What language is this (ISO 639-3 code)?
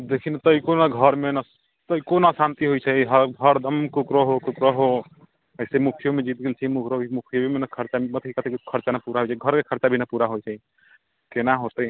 mai